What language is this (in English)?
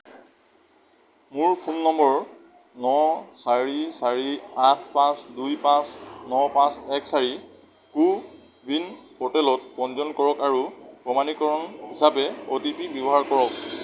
Assamese